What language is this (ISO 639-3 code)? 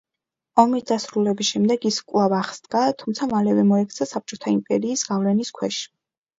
kat